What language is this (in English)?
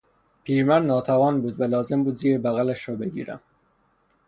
Persian